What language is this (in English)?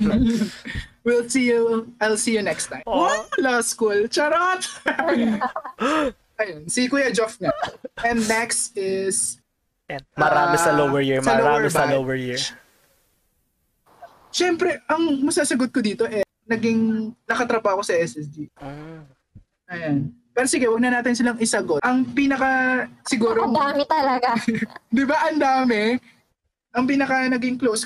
Filipino